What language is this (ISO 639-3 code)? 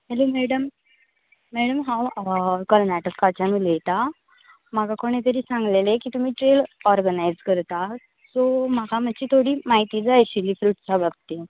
kok